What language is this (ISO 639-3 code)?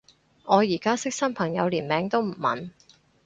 yue